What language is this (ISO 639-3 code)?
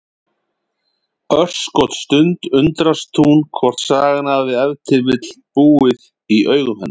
isl